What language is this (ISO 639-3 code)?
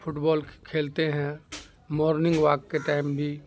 urd